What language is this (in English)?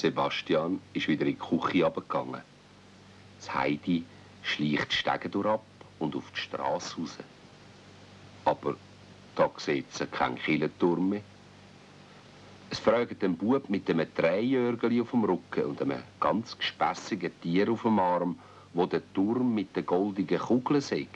German